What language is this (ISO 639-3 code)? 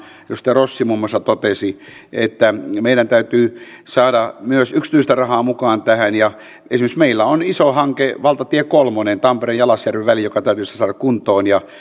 fin